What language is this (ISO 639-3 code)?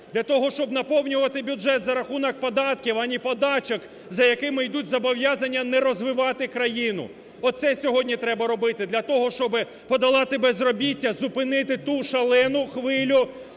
ukr